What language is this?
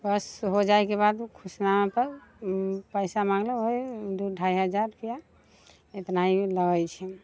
Maithili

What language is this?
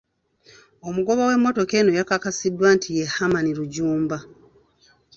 Ganda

